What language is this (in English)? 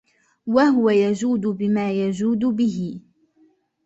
Arabic